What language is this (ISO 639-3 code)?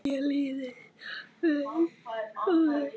isl